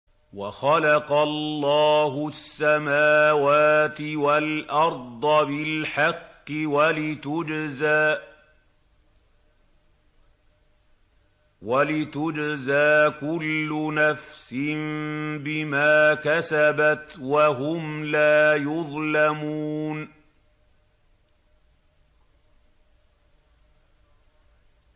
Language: Arabic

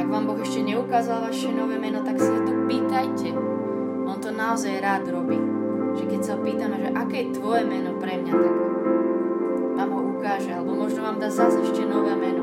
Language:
Slovak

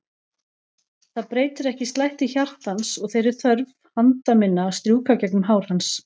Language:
Icelandic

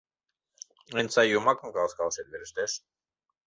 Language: Mari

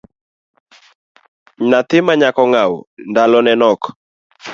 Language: Luo (Kenya and Tanzania)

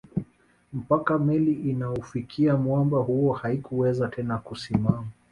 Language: Swahili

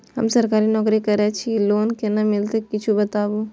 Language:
Maithili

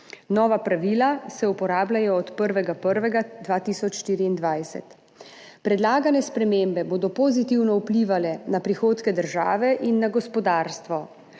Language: Slovenian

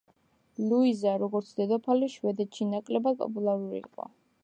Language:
Georgian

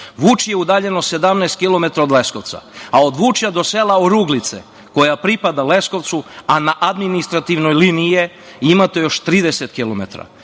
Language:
Serbian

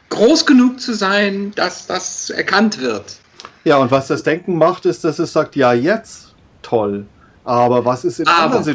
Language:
German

